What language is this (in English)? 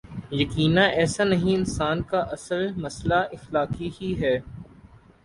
Urdu